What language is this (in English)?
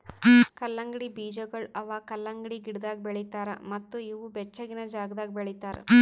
Kannada